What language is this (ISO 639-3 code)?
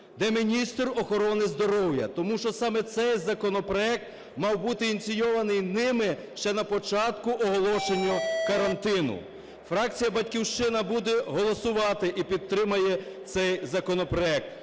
ukr